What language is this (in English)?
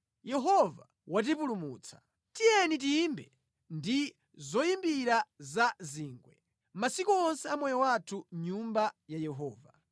Nyanja